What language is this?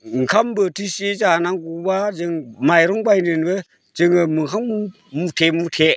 Bodo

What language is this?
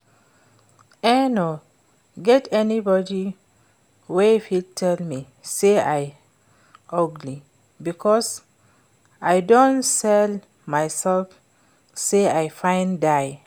Nigerian Pidgin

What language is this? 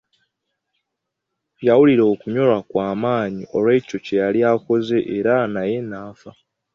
Ganda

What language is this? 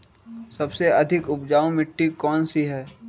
Magahi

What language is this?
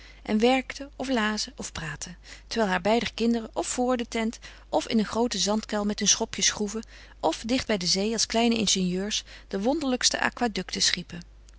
Dutch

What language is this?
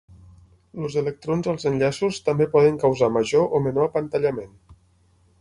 Catalan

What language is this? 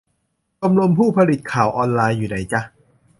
Thai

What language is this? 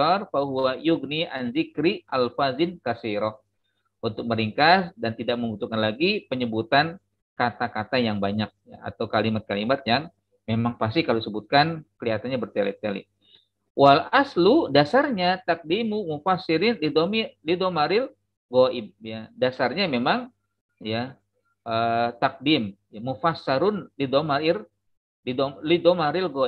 Indonesian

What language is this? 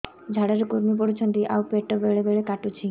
Odia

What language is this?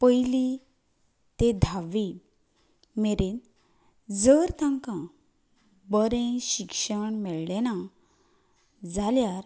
Konkani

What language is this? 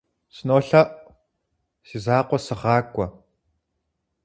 Kabardian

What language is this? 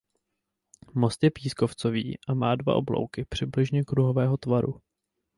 Czech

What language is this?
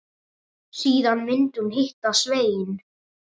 Icelandic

